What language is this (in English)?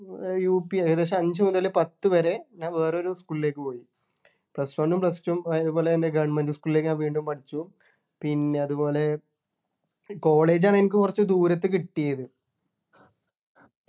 Malayalam